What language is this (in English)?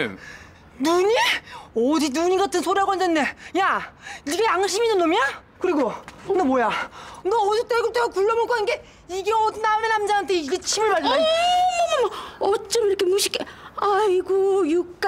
Korean